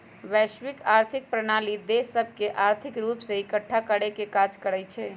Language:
Magahi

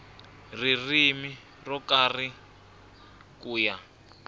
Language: Tsonga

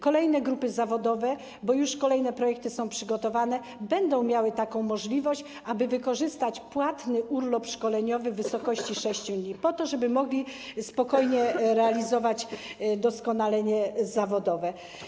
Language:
Polish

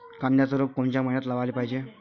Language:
Marathi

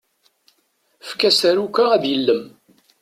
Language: Kabyle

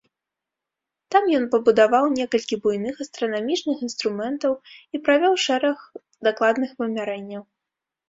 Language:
Belarusian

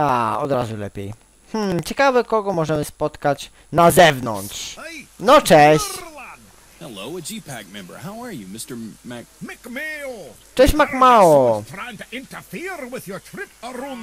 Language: Polish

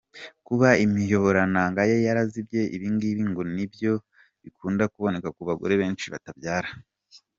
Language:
Kinyarwanda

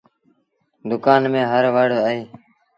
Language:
Sindhi Bhil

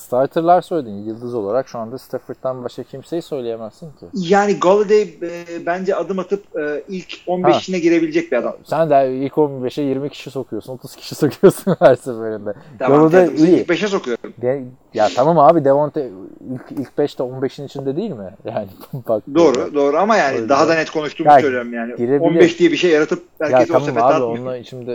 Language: Turkish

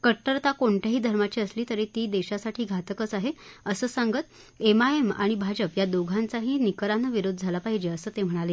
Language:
Marathi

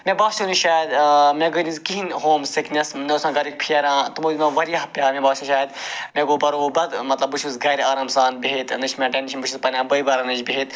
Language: Kashmiri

